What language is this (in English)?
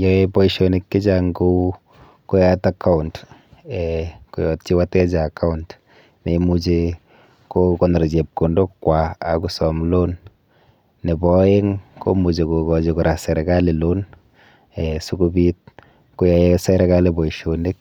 Kalenjin